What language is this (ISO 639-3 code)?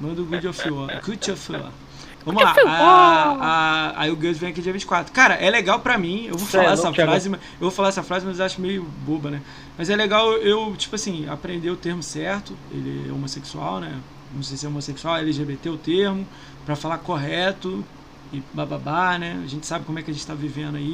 por